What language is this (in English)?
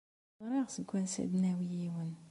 Kabyle